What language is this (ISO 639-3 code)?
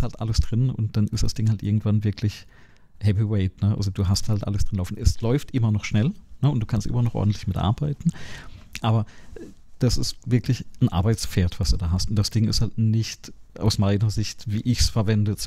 deu